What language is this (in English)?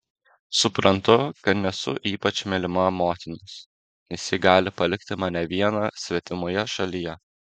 Lithuanian